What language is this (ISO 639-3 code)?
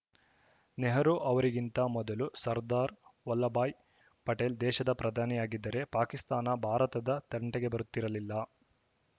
kan